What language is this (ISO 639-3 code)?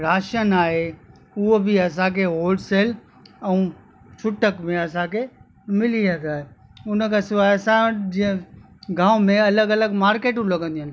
snd